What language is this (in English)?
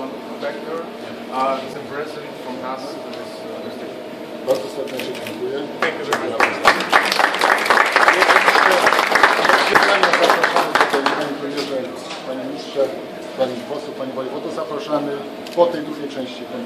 Polish